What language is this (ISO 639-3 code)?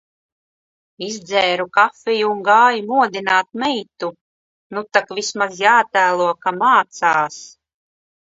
lav